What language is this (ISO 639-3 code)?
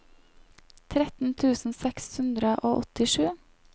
nor